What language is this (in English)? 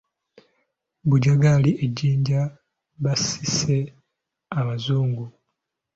Ganda